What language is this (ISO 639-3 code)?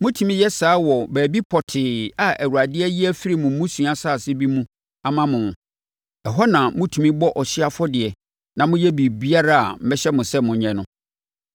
aka